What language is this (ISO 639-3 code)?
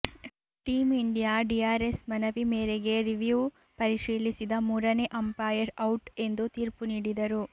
kan